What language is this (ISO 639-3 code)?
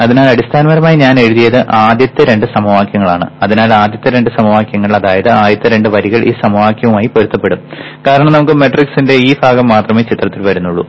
mal